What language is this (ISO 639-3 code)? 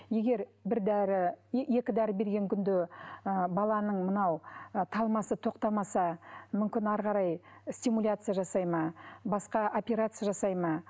kaz